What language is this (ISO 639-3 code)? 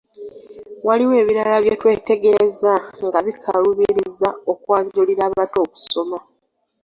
lug